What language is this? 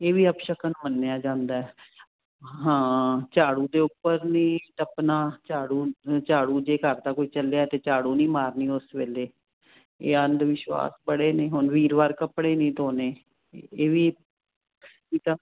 Punjabi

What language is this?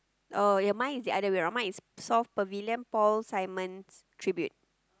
English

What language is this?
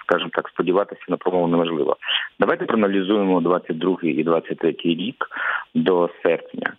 Ukrainian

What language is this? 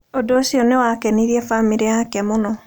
Kikuyu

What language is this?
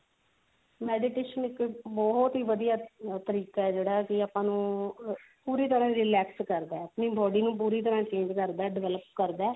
Punjabi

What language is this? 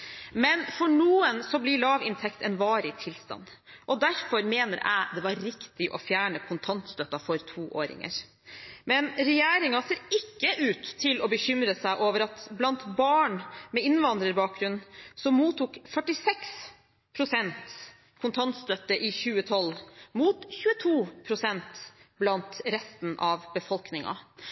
Norwegian Bokmål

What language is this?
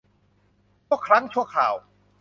Thai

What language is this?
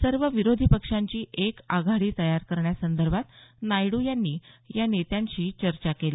Marathi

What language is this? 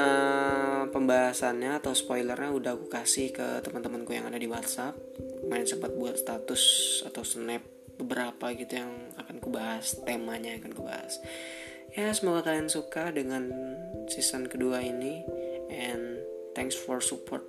Indonesian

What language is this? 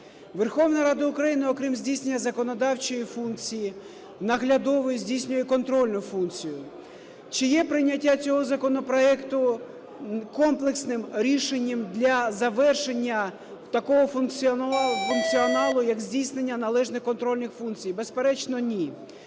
Ukrainian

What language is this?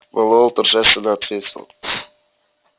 Russian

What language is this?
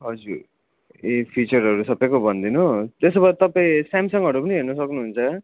Nepali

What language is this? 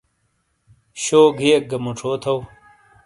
Shina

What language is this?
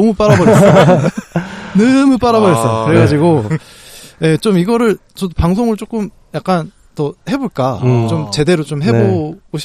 Korean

